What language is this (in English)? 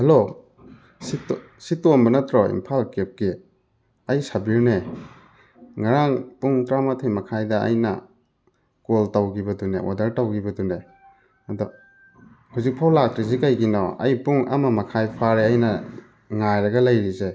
Manipuri